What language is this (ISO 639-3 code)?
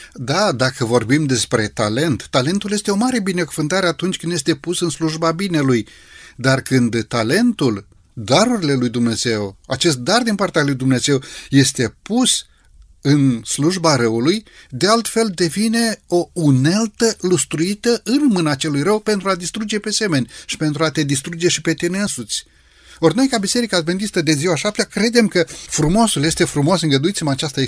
ron